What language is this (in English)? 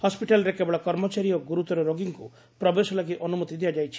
Odia